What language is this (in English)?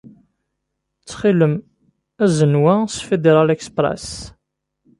Kabyle